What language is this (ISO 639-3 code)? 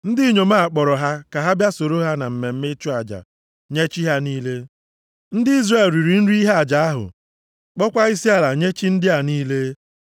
ibo